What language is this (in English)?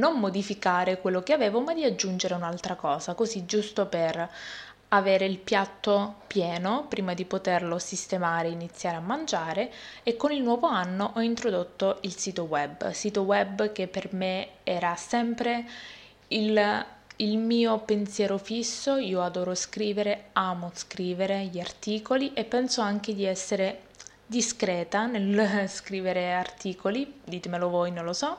Italian